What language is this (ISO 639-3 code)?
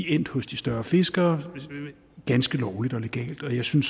dan